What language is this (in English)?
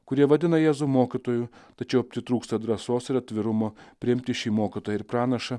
Lithuanian